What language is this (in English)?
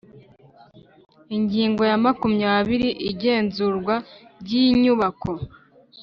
Kinyarwanda